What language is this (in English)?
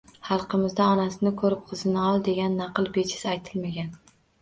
Uzbek